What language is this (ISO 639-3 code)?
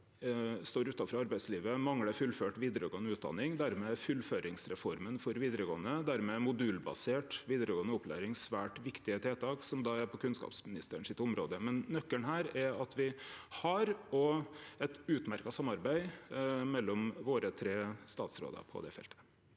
nor